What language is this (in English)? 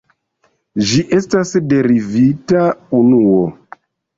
Esperanto